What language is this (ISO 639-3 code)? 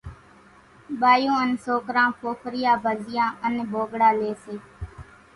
gjk